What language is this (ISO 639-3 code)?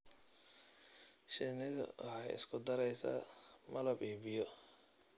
som